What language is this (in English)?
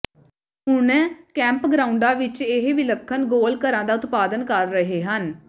Punjabi